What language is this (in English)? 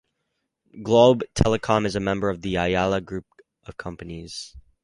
English